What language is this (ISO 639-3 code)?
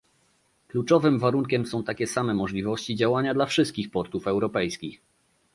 pol